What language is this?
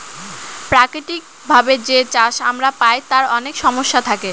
Bangla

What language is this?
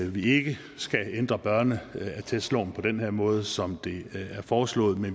Danish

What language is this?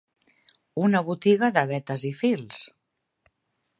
Catalan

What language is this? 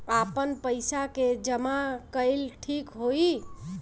Bhojpuri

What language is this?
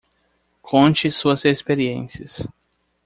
Portuguese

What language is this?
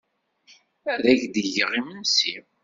Kabyle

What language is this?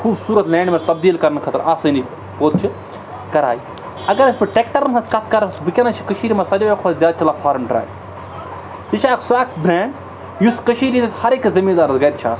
Kashmiri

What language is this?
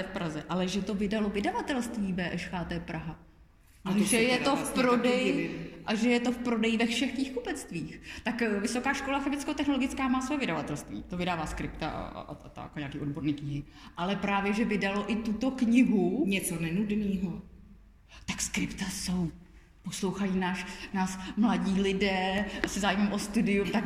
Czech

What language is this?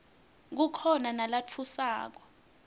Swati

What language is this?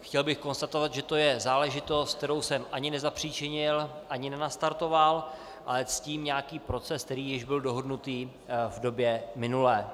Czech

